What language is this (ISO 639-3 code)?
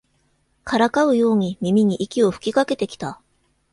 jpn